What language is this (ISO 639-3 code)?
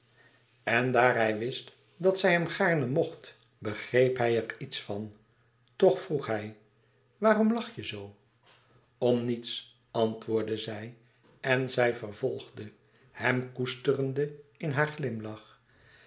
nld